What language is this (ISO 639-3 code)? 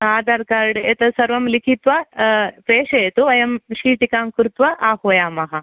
san